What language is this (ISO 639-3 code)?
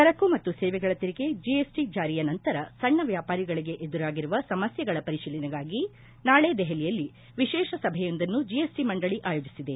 kan